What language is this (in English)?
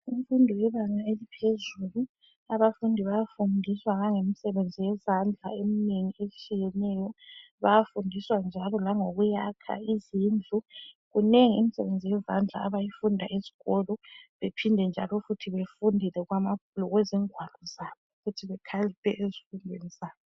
North Ndebele